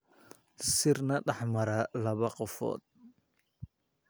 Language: Somali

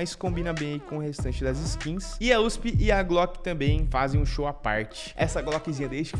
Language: Portuguese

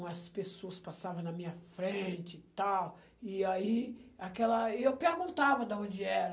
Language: Portuguese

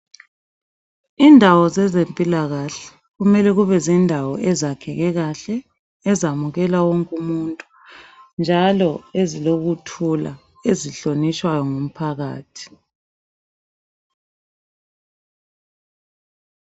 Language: North Ndebele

